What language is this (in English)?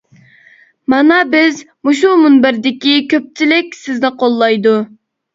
Uyghur